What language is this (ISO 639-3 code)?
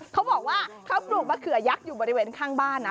tha